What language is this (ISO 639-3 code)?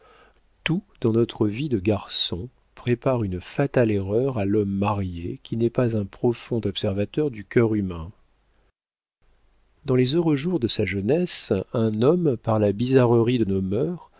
fra